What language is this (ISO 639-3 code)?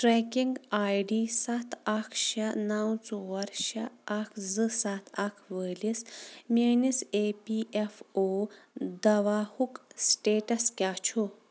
kas